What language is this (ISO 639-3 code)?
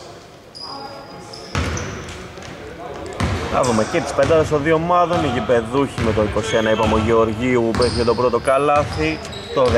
ell